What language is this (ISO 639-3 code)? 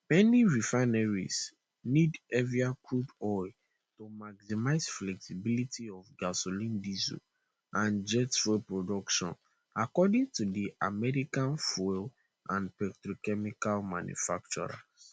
pcm